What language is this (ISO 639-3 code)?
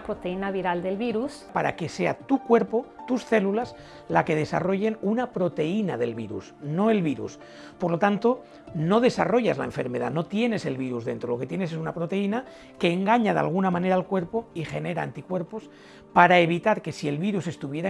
spa